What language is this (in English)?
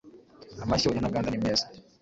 Kinyarwanda